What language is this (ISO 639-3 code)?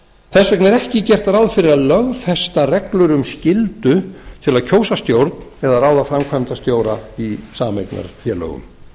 isl